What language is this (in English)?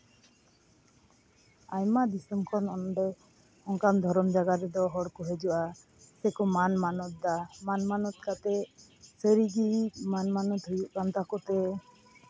Santali